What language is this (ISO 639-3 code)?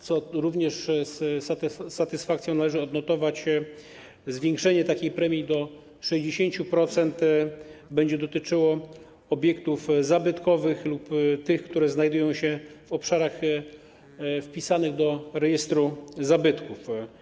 pol